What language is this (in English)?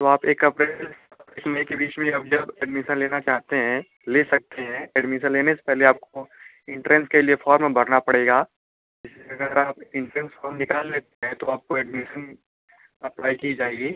Hindi